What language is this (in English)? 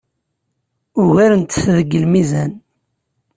Kabyle